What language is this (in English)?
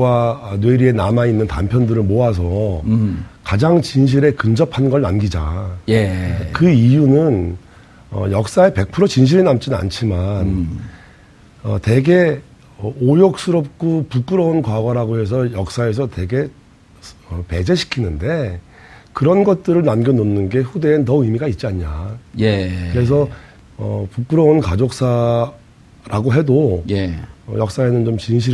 Korean